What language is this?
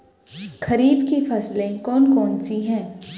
Hindi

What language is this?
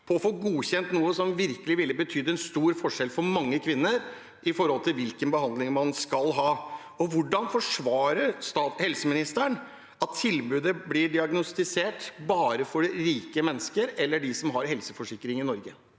Norwegian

